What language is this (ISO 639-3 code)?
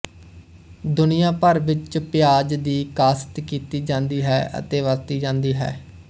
pan